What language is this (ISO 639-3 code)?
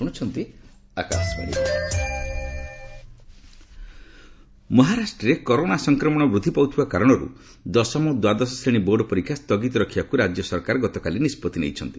ori